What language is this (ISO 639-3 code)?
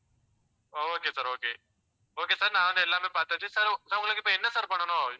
tam